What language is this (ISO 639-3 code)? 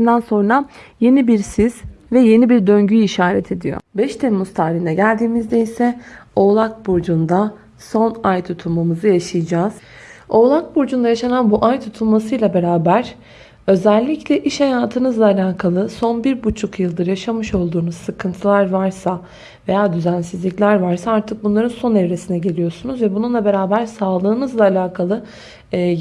tur